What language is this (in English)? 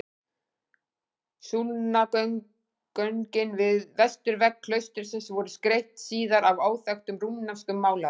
Icelandic